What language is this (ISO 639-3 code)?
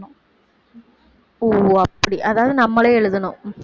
tam